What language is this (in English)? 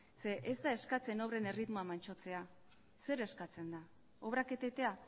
Basque